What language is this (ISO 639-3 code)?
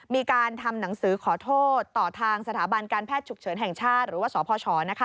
tha